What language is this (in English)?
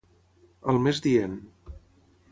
Catalan